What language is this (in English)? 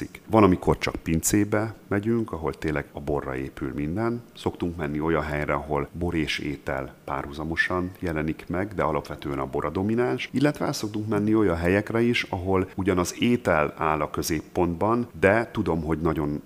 Hungarian